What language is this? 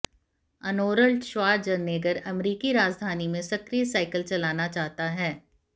Hindi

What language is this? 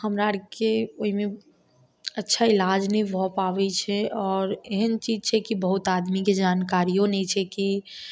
Maithili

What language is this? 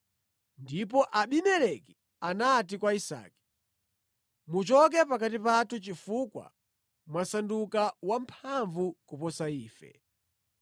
Nyanja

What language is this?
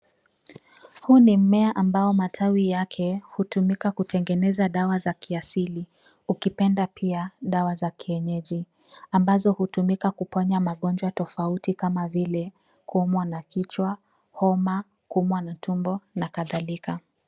Swahili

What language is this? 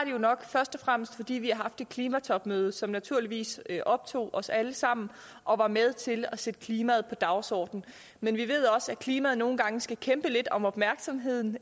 Danish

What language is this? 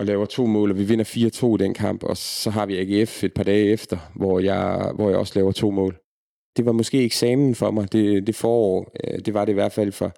Danish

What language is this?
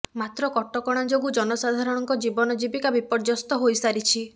Odia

